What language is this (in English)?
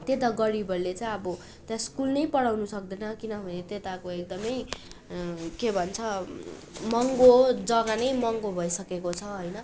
Nepali